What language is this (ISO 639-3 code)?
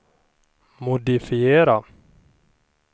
swe